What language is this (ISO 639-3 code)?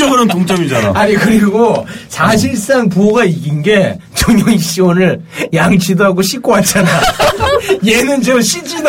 kor